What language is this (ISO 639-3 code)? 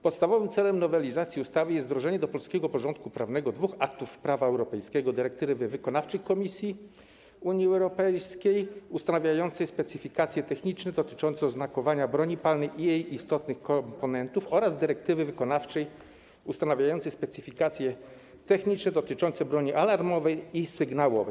pol